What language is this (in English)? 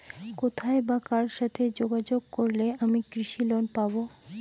Bangla